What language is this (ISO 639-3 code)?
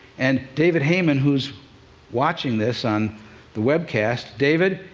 eng